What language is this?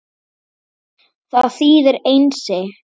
Icelandic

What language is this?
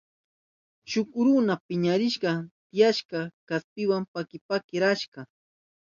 Southern Pastaza Quechua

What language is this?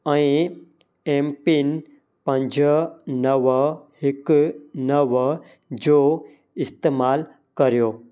Sindhi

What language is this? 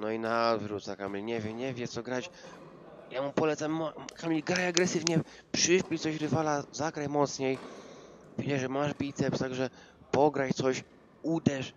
Polish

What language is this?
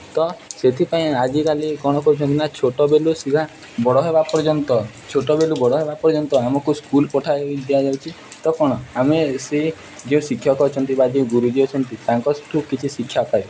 Odia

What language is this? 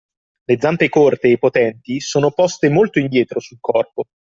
Italian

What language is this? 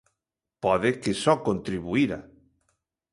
Galician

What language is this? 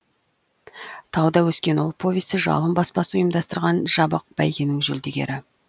Kazakh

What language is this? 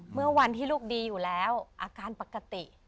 Thai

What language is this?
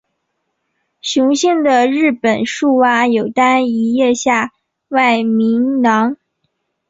Chinese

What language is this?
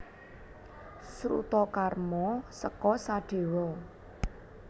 Javanese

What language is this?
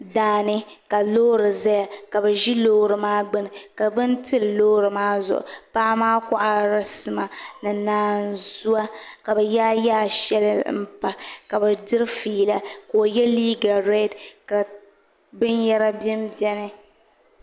Dagbani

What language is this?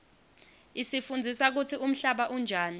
Swati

